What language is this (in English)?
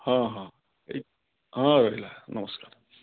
Odia